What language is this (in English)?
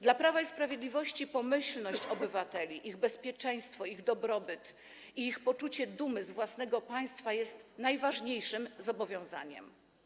Polish